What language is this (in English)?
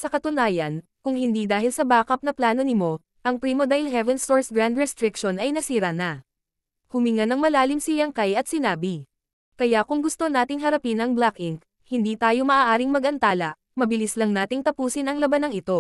Filipino